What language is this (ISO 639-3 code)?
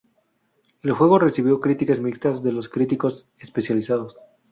spa